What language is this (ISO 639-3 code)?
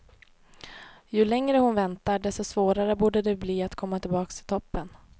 swe